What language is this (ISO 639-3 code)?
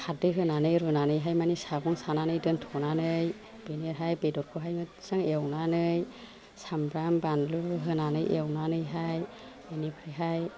brx